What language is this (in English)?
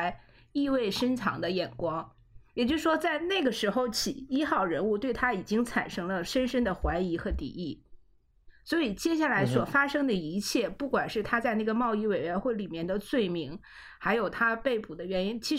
Chinese